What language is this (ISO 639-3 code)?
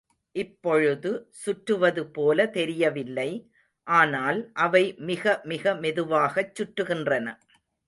tam